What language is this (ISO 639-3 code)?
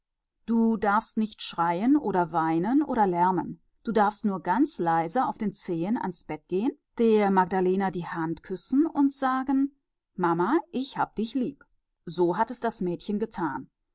deu